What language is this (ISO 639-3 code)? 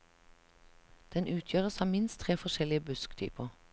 nor